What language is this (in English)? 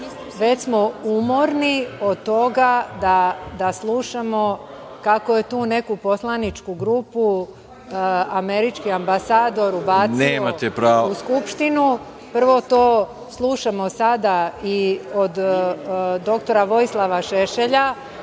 Serbian